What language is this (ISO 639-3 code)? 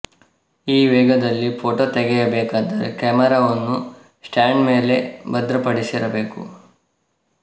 kan